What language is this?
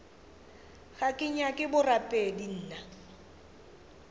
Northern Sotho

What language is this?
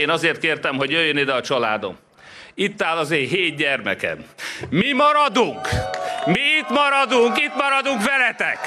Hungarian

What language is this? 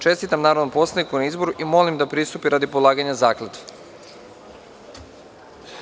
Serbian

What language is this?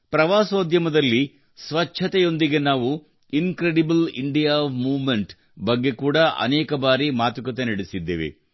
Kannada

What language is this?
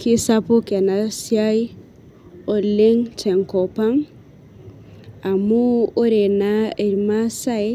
Masai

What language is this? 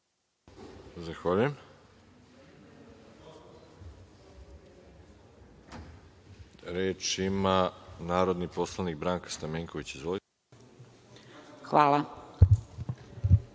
Serbian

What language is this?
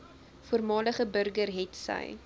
Afrikaans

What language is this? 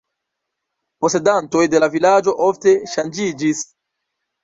Esperanto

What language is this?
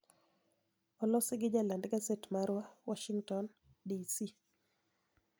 Luo (Kenya and Tanzania)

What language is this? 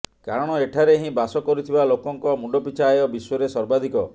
Odia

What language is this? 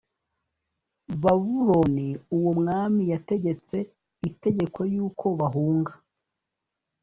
Kinyarwanda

